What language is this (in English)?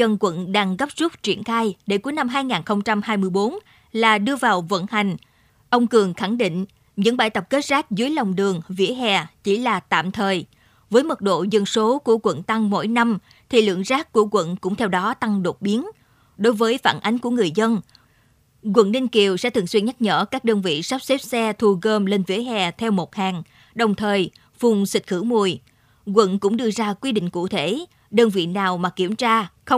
Vietnamese